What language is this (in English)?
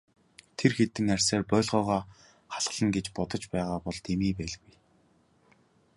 Mongolian